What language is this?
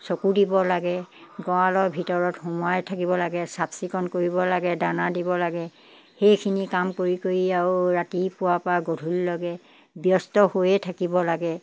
Assamese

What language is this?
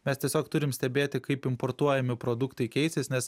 Lithuanian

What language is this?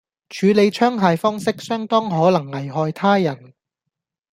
Cantonese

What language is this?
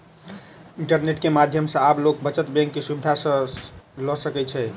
Maithili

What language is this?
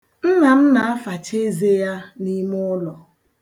Igbo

